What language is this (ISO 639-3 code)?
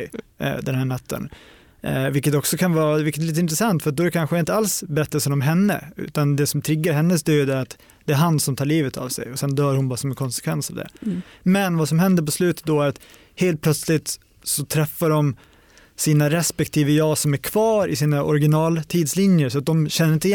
swe